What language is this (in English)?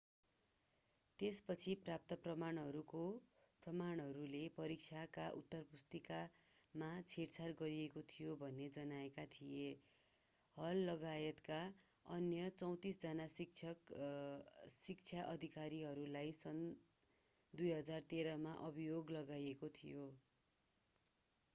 Nepali